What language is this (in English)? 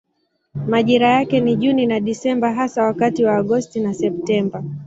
Swahili